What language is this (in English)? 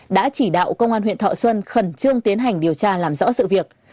Vietnamese